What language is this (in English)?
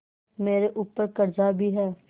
Hindi